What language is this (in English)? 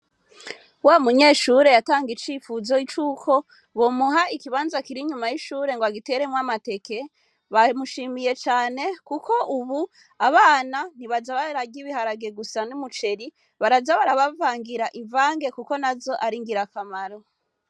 Rundi